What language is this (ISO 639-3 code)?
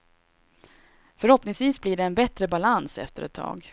swe